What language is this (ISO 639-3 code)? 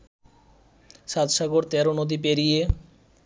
ben